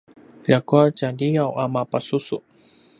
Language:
Paiwan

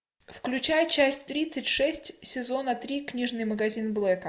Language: Russian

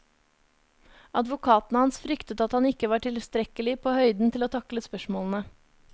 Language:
Norwegian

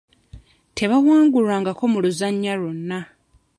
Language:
Ganda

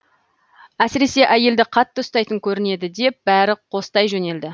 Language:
Kazakh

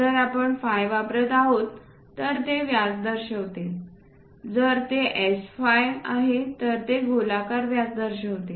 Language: Marathi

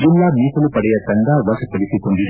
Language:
Kannada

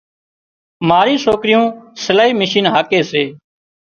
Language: Wadiyara Koli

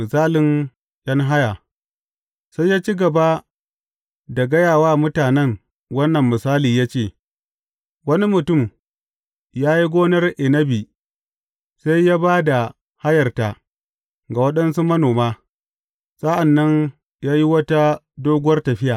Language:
Hausa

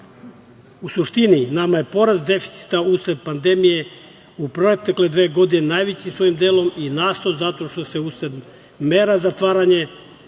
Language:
Serbian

